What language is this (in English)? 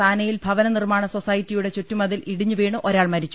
Malayalam